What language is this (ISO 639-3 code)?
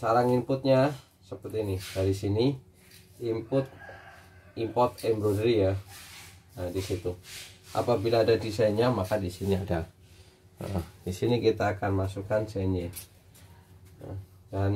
ind